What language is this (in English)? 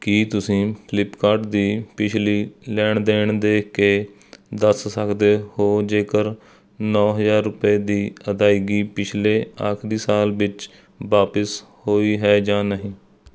Punjabi